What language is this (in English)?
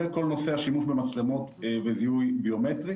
Hebrew